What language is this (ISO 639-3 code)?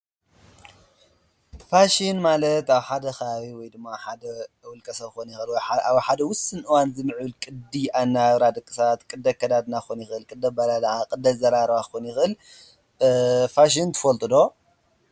tir